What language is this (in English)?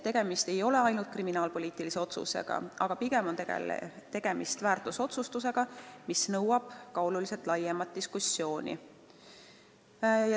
Estonian